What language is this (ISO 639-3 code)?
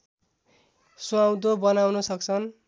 nep